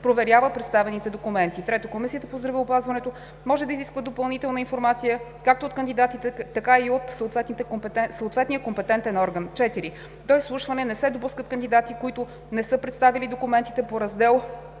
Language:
Bulgarian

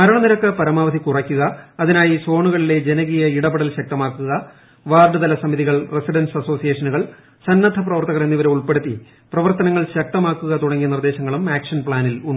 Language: Malayalam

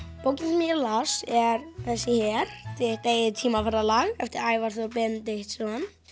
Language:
Icelandic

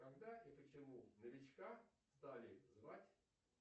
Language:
Russian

